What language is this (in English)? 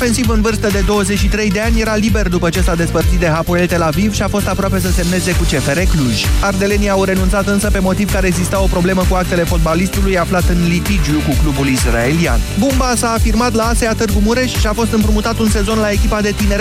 Romanian